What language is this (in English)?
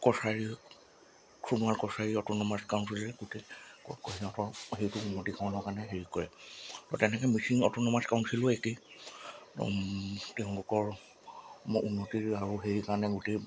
Assamese